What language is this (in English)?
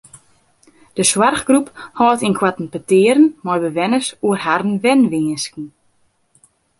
Western Frisian